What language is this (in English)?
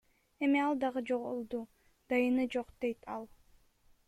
Kyrgyz